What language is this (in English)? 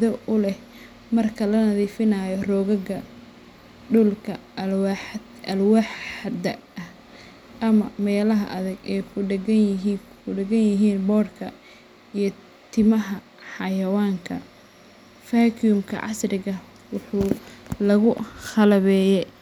Somali